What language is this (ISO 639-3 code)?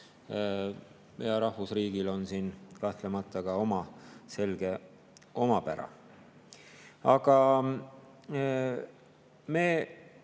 est